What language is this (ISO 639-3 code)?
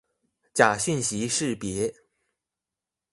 zho